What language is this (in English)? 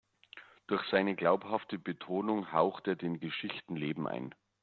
German